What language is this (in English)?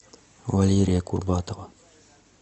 Russian